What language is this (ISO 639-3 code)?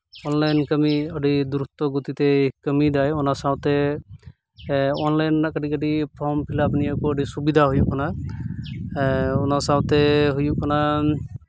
sat